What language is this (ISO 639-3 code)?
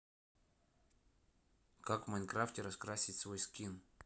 rus